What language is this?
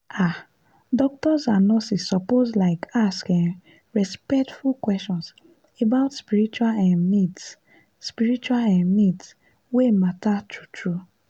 Nigerian Pidgin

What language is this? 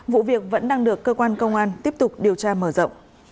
Vietnamese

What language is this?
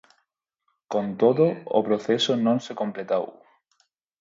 Galician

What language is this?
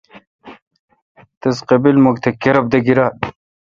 Kalkoti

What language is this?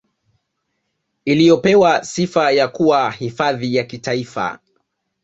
Swahili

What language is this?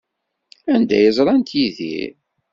Kabyle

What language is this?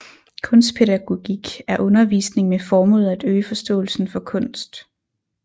Danish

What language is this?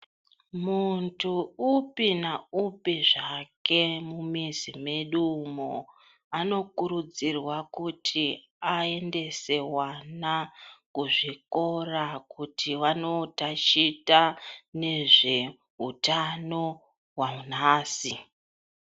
Ndau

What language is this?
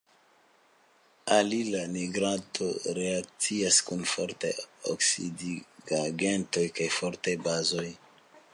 Esperanto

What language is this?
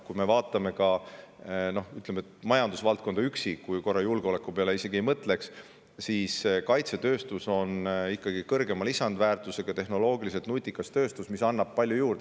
Estonian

